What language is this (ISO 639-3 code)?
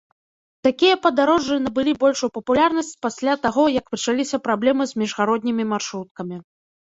bel